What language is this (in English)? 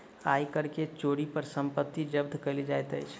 Maithili